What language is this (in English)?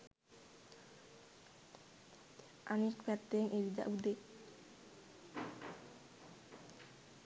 Sinhala